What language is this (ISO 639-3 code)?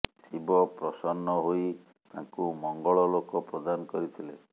ori